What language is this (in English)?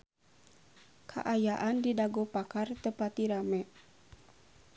Sundanese